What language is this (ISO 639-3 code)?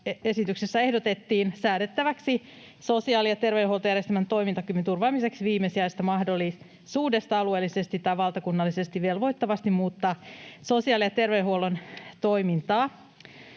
fin